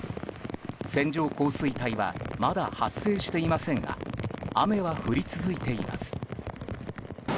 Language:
Japanese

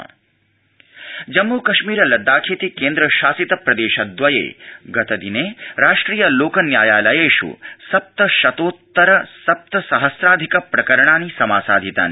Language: Sanskrit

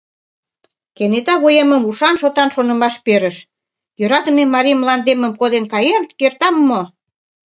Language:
Mari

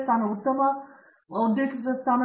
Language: Kannada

